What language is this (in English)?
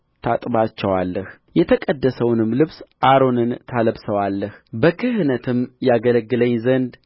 Amharic